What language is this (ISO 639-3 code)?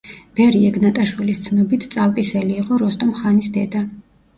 kat